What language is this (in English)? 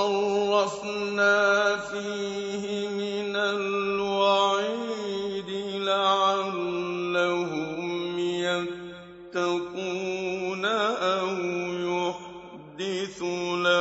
Arabic